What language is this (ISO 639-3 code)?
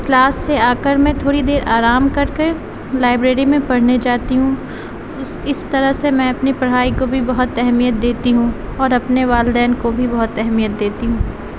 urd